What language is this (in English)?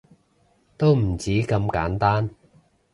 Cantonese